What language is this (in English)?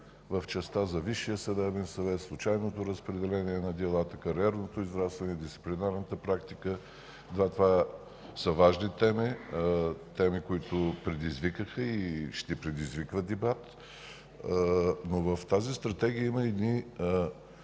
Bulgarian